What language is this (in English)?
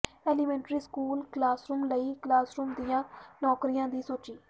Punjabi